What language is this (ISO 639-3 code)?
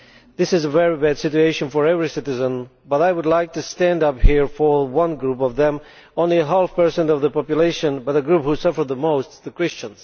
eng